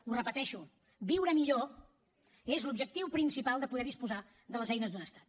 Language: Catalan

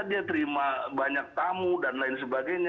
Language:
Indonesian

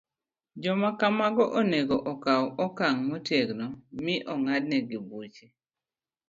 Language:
Luo (Kenya and Tanzania)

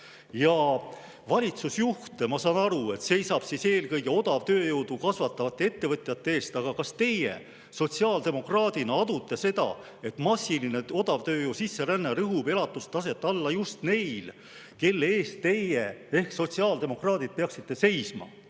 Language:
Estonian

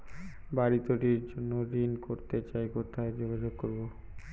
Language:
Bangla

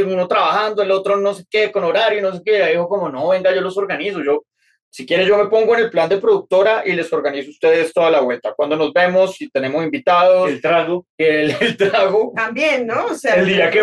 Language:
Spanish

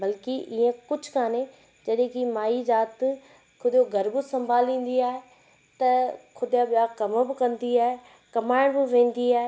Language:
Sindhi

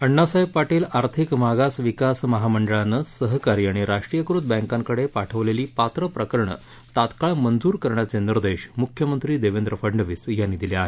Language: Marathi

